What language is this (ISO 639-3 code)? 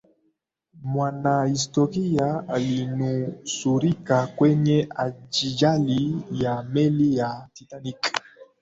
swa